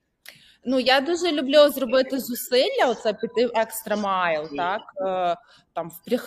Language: Ukrainian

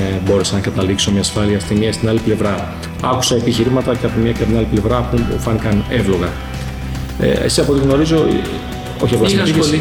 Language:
Greek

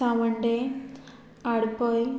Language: Konkani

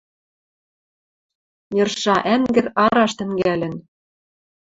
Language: Western Mari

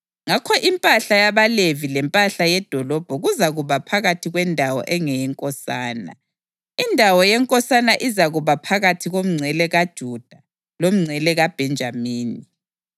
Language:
North Ndebele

